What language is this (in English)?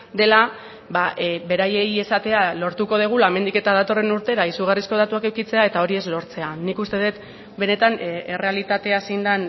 Basque